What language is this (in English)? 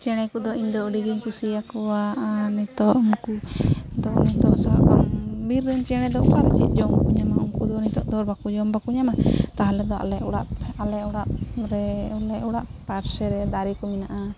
Santali